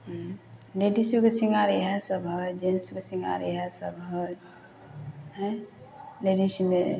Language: Maithili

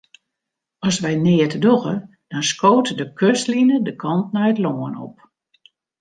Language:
Western Frisian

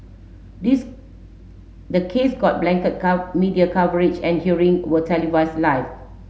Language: English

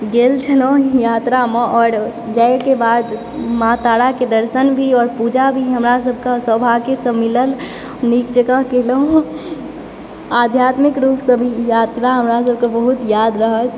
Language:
Maithili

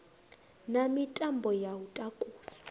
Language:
Venda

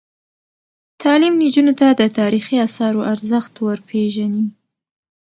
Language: Pashto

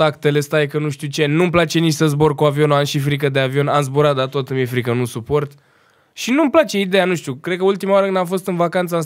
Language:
Romanian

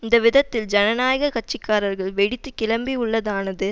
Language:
Tamil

